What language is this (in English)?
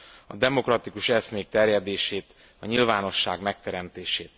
Hungarian